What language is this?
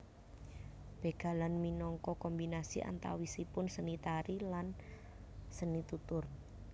Javanese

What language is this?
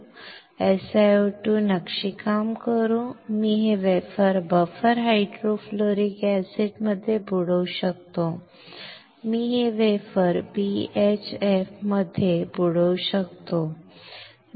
Marathi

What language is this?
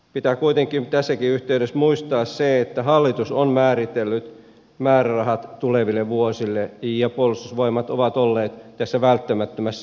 Finnish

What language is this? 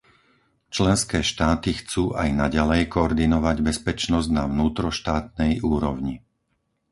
Slovak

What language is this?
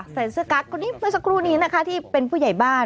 Thai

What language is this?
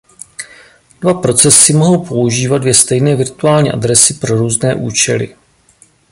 Czech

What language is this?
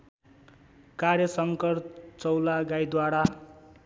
Nepali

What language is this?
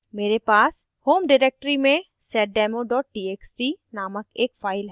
Hindi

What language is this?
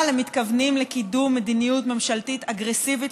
Hebrew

